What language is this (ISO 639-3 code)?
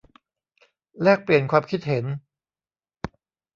tha